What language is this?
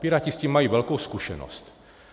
Czech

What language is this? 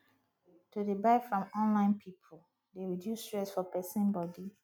Nigerian Pidgin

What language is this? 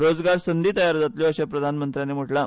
Konkani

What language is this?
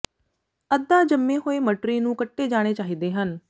Punjabi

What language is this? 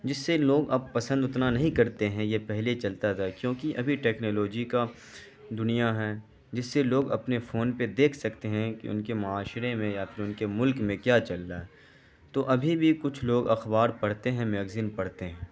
Urdu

